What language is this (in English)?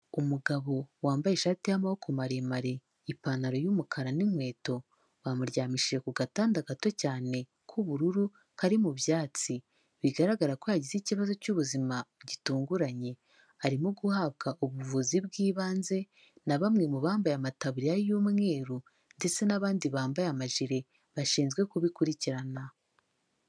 Kinyarwanda